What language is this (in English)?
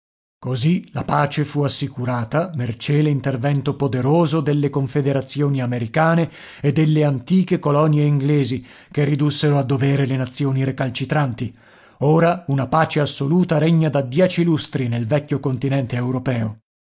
Italian